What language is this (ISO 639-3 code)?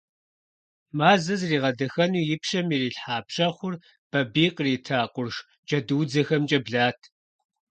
kbd